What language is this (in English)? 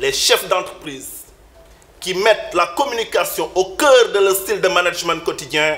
French